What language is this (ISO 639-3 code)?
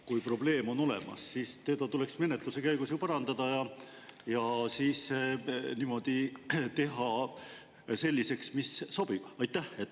est